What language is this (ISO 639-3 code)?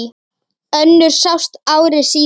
isl